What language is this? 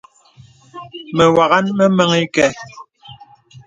Bebele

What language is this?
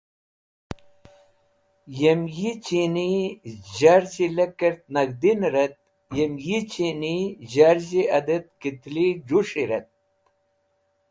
Wakhi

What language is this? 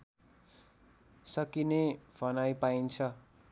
Nepali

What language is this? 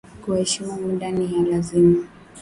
Swahili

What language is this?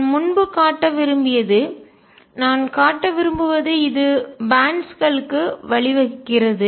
Tamil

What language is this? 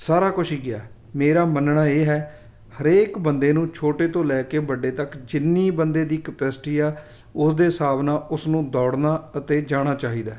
Punjabi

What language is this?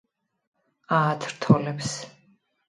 Georgian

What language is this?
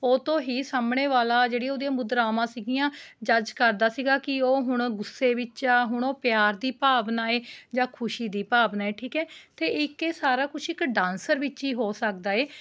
Punjabi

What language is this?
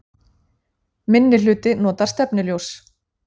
Icelandic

